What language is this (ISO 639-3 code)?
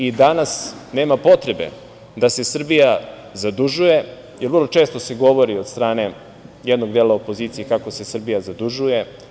srp